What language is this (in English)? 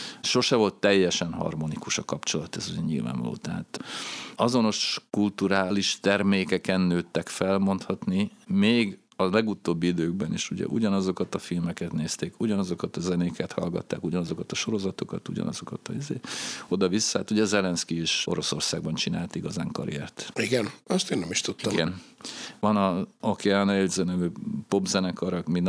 Hungarian